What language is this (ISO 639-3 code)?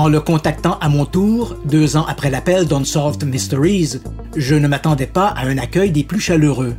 fra